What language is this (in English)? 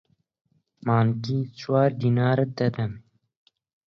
Central Kurdish